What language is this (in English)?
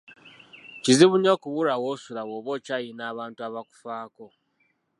Ganda